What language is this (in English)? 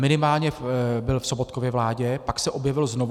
Czech